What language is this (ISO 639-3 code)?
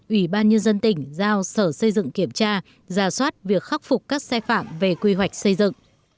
vie